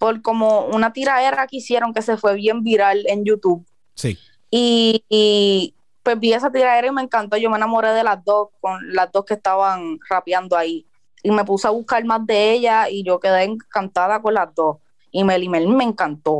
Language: Spanish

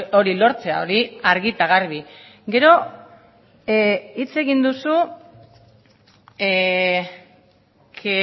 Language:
Basque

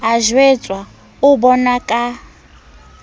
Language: Southern Sotho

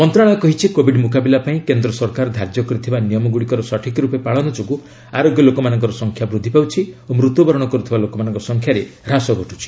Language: Odia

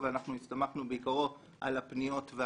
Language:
Hebrew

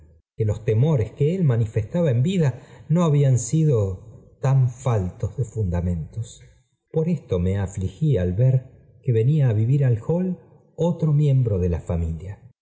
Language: Spanish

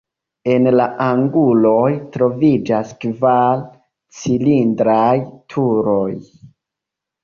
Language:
Esperanto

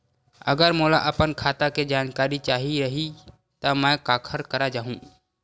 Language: Chhattisgarhi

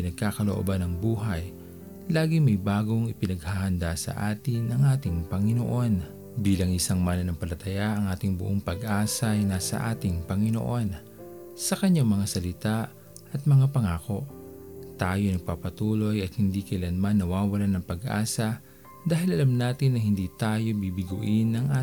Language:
Filipino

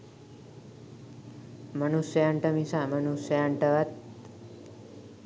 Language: Sinhala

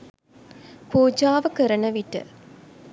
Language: Sinhala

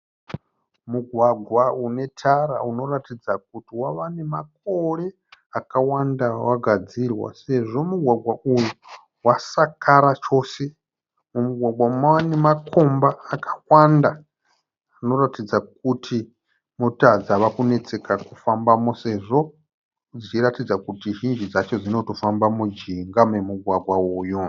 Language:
Shona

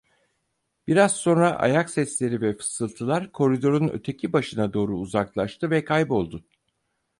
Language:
Turkish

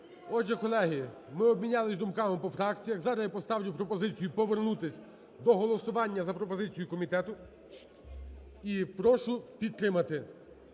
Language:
Ukrainian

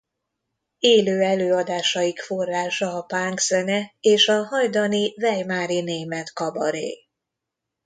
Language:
Hungarian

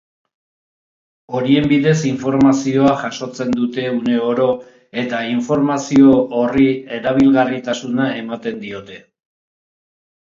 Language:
Basque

